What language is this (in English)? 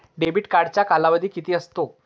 Marathi